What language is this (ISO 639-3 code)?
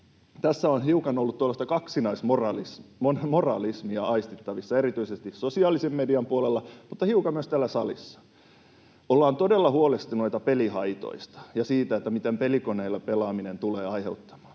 fin